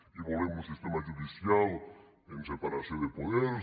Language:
Catalan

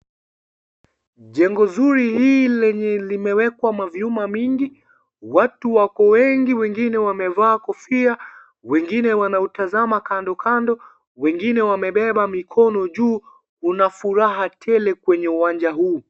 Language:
Swahili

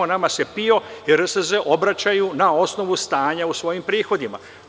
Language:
Serbian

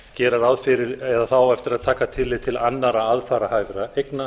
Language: Icelandic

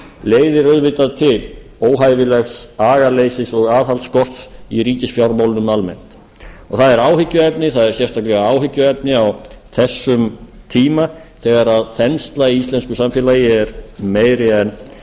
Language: Icelandic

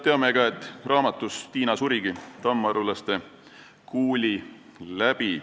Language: Estonian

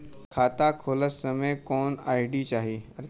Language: Bhojpuri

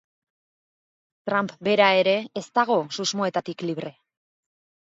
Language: Basque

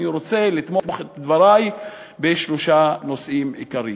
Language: Hebrew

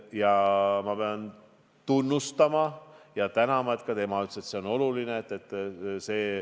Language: Estonian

